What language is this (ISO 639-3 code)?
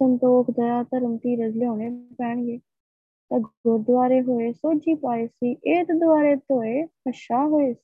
pan